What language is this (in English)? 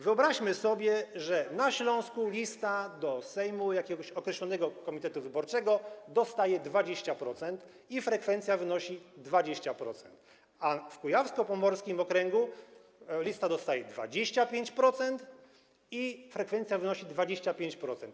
Polish